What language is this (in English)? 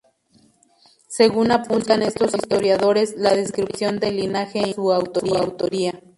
Spanish